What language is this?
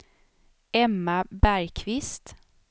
Swedish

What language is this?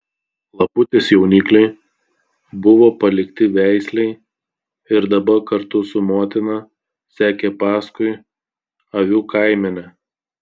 Lithuanian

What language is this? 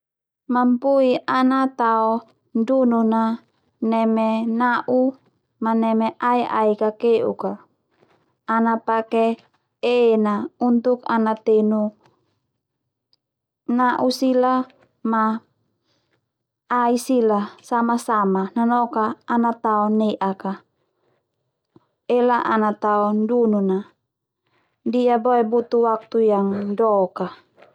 Termanu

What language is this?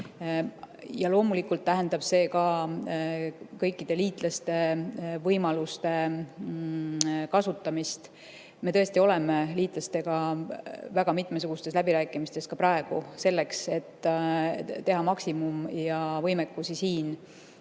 Estonian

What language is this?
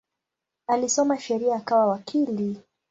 Swahili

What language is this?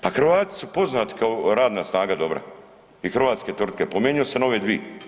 Croatian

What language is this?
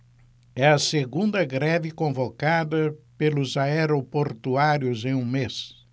Portuguese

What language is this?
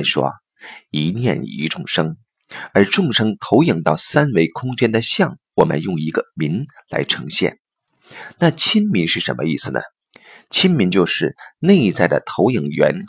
Chinese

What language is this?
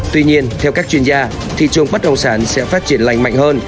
Vietnamese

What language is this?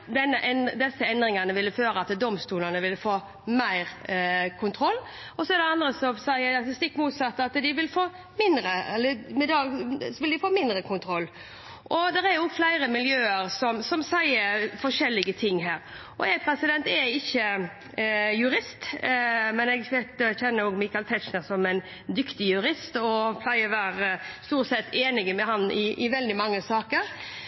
Norwegian Bokmål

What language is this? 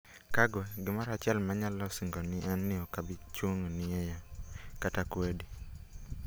Luo (Kenya and Tanzania)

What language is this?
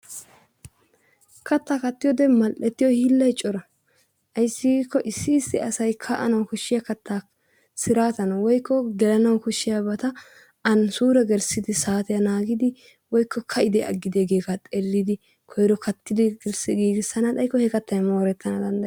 Wolaytta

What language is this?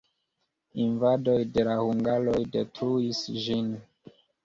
Esperanto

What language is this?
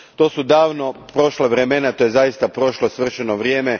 Croatian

